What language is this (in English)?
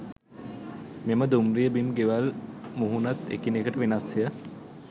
Sinhala